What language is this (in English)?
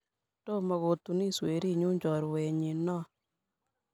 Kalenjin